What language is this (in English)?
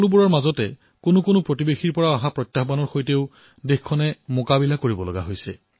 Assamese